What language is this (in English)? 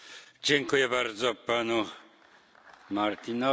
Polish